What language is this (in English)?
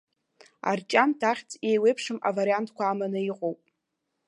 Abkhazian